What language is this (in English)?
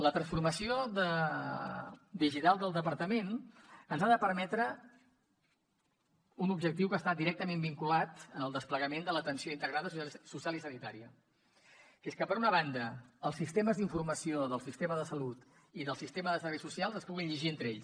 Catalan